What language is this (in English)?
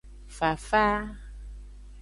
Aja (Benin)